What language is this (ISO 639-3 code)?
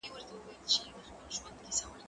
pus